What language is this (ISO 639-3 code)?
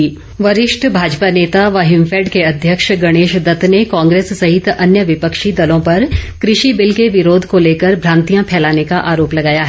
hin